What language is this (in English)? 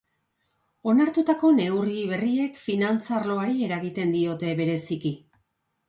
Basque